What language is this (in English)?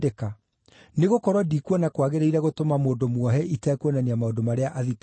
Kikuyu